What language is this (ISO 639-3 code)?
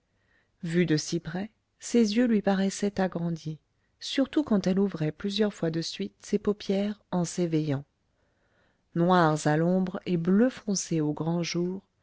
fra